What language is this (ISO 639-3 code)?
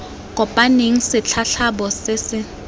tsn